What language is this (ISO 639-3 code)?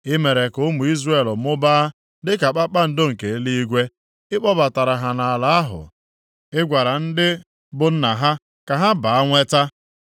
ibo